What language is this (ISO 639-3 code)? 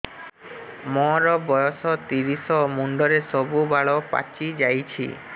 ori